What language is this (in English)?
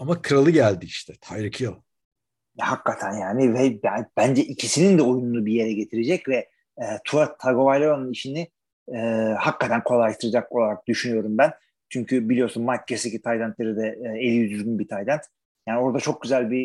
Turkish